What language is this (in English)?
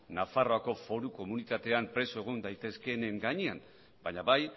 Basque